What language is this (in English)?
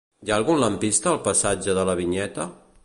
Catalan